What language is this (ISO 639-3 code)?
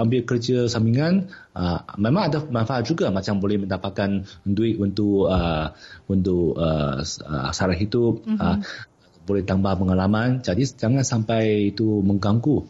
msa